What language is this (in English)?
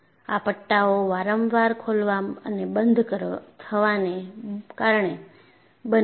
Gujarati